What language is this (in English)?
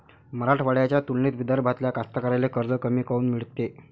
Marathi